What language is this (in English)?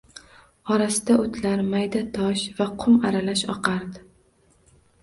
Uzbek